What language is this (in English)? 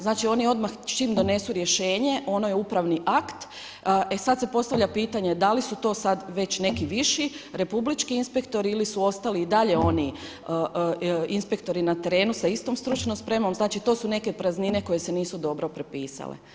Croatian